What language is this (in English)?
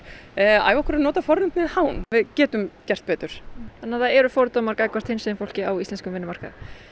Icelandic